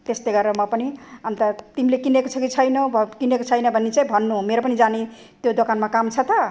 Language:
Nepali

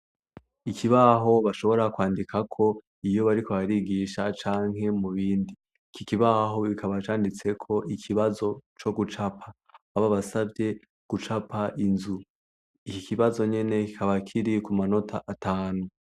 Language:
Rundi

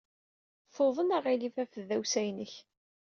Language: Kabyle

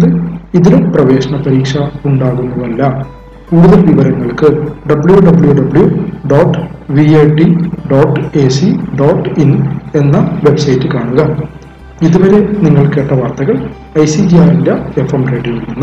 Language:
Malayalam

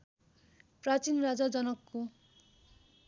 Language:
Nepali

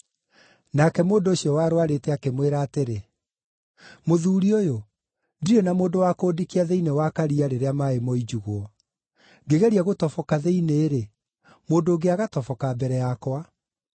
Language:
Kikuyu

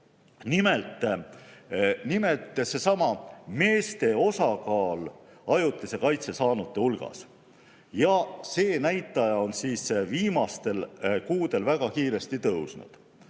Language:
Estonian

